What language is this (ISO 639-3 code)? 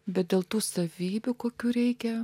lit